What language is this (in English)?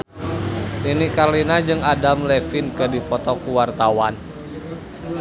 Sundanese